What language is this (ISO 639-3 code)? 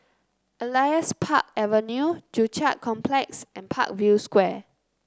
eng